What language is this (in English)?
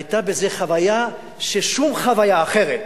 Hebrew